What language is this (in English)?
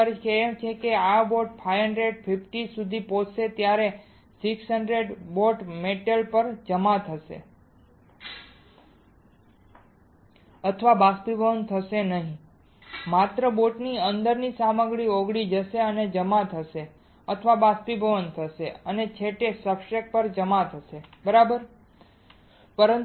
Gujarati